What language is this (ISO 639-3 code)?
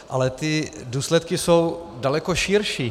ces